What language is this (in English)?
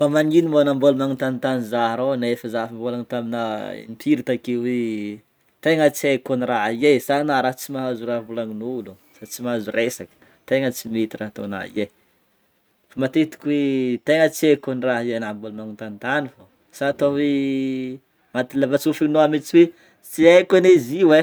Northern Betsimisaraka Malagasy